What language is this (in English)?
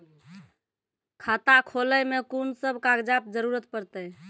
Maithili